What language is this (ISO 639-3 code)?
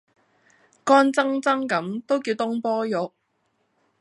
yue